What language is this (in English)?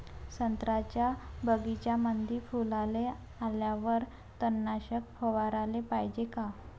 Marathi